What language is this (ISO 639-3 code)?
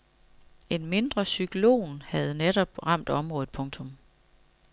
dan